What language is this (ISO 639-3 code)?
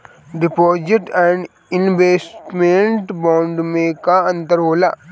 bho